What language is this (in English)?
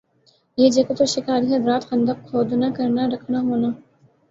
Urdu